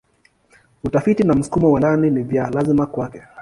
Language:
Swahili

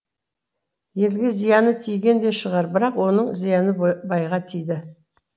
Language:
Kazakh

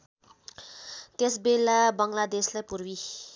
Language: Nepali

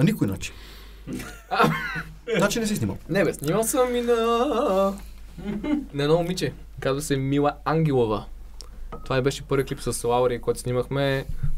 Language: Bulgarian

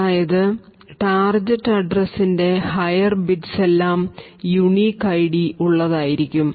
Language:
Malayalam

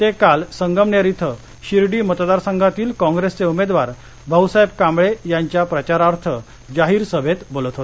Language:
Marathi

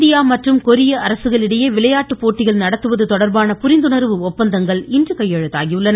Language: Tamil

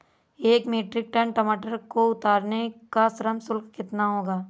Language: Hindi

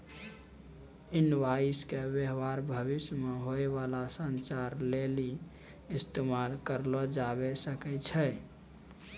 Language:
Maithili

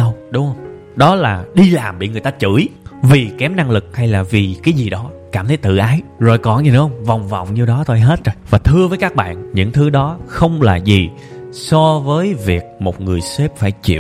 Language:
Vietnamese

